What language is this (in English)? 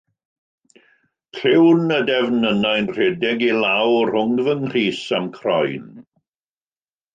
Welsh